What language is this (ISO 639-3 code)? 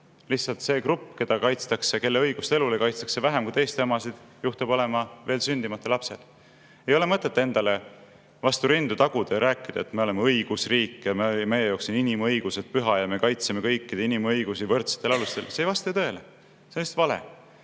est